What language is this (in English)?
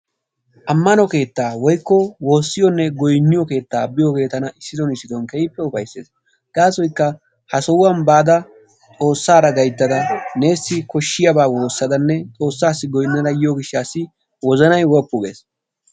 Wolaytta